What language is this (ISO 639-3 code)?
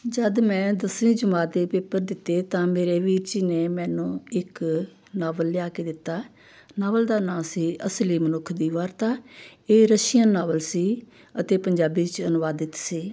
pan